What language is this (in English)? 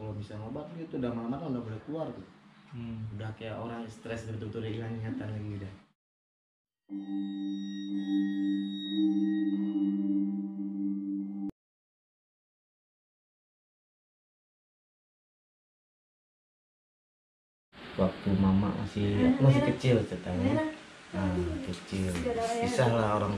Indonesian